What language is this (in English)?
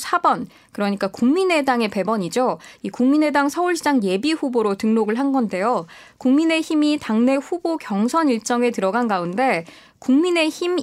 Korean